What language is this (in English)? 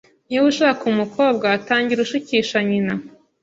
Kinyarwanda